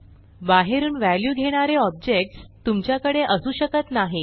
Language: Marathi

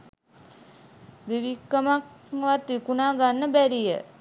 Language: Sinhala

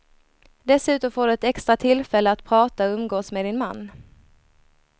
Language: Swedish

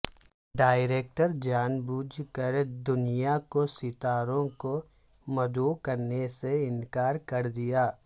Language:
Urdu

